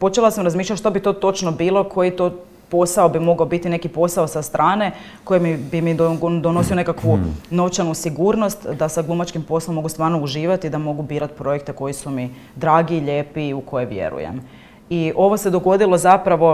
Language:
Croatian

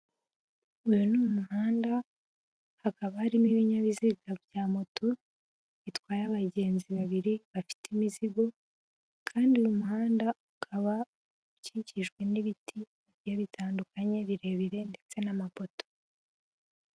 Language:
Kinyarwanda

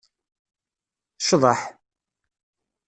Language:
Kabyle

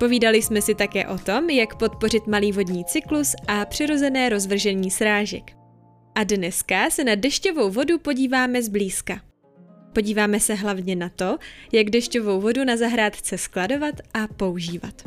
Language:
Czech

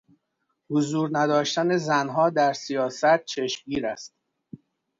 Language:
Persian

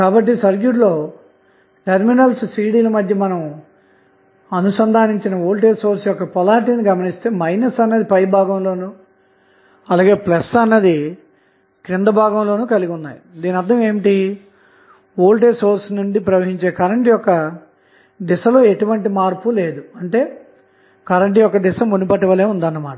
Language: Telugu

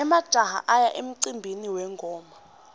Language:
Swati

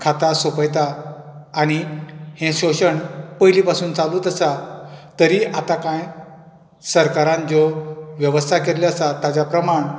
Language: Konkani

